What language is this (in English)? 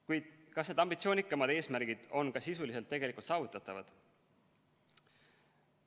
Estonian